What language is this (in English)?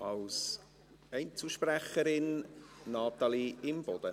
Swiss German